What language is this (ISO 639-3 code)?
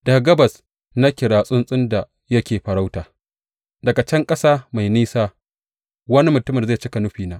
hau